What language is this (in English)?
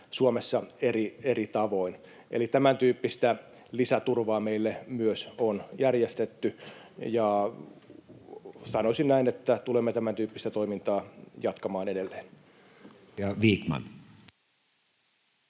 Finnish